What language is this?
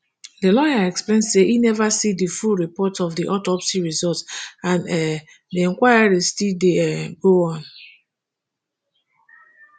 Nigerian Pidgin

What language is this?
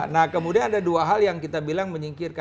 Indonesian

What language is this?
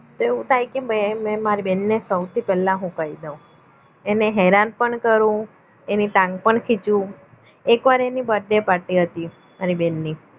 Gujarati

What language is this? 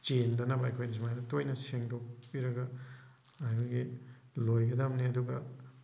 Manipuri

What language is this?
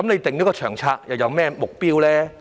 Cantonese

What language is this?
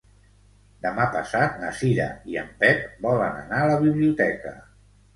Catalan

